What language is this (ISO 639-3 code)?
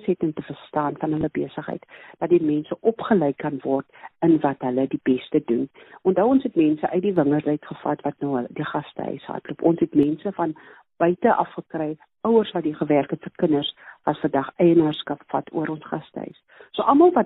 swe